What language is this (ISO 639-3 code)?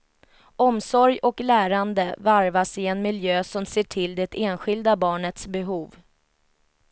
swe